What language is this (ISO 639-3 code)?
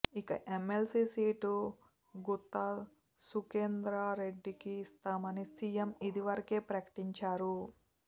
tel